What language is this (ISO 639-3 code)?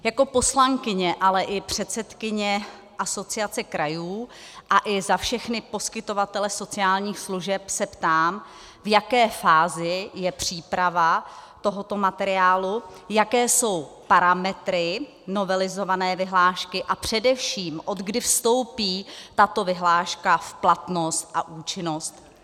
ces